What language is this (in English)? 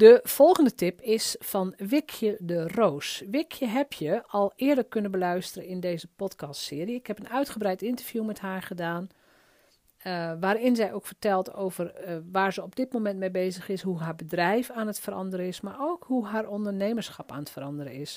Dutch